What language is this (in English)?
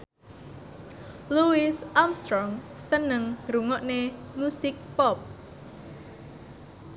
Javanese